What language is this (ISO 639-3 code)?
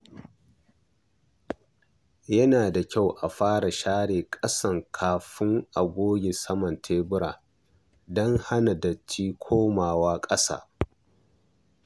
hau